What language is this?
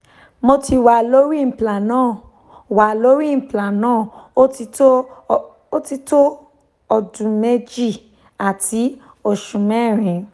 Yoruba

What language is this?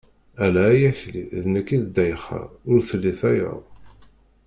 Kabyle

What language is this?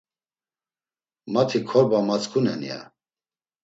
Laz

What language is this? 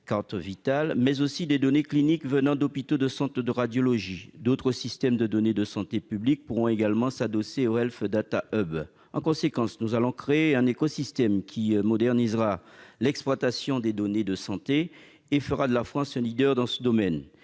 French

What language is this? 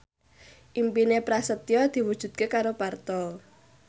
Javanese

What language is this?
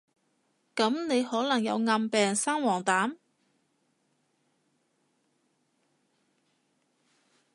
Cantonese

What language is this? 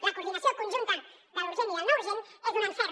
Catalan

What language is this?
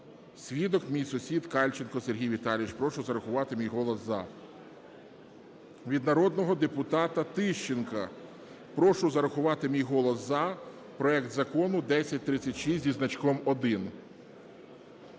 Ukrainian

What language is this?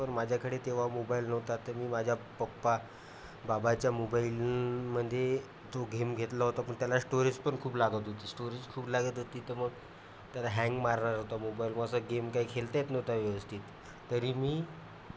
Marathi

